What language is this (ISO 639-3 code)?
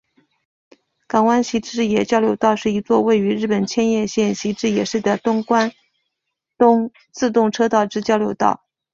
zho